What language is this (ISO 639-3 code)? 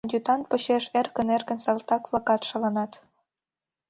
chm